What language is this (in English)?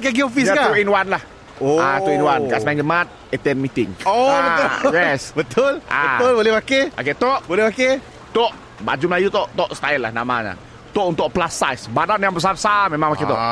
Malay